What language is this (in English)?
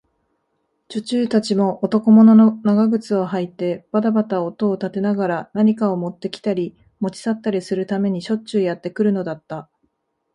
Japanese